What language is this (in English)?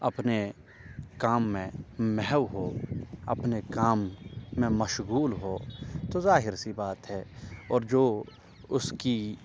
Urdu